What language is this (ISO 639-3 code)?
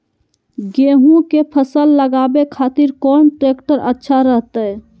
mag